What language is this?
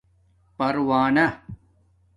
Domaaki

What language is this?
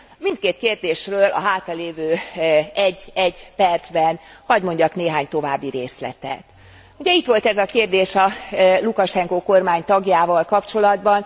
Hungarian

